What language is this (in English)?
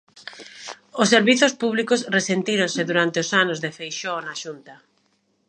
Galician